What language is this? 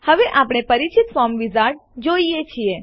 Gujarati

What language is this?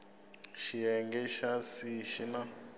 Tsonga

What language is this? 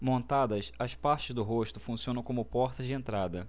Portuguese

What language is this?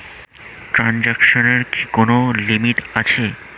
Bangla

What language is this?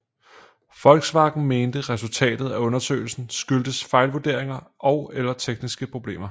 Danish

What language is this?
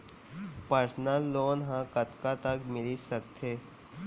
Chhattisgarhi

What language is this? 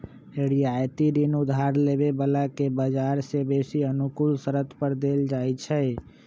Magahi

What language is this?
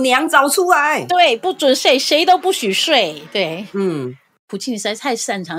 Chinese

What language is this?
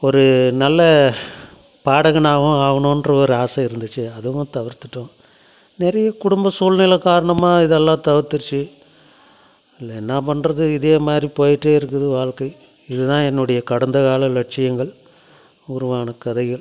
Tamil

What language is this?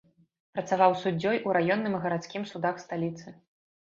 Belarusian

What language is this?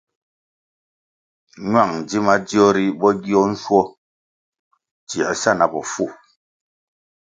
Kwasio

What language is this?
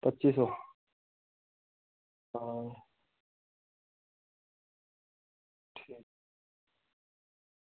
Dogri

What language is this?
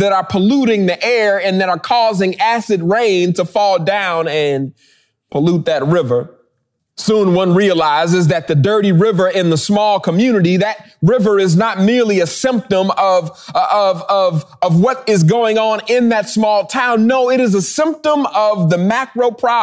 English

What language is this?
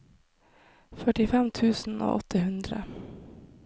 Norwegian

